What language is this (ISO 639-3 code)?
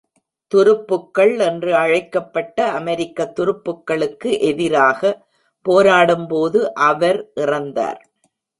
tam